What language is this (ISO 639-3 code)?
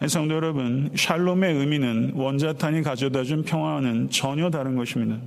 kor